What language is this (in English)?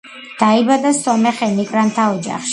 Georgian